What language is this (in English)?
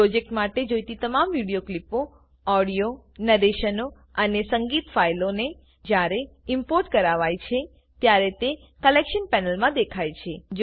Gujarati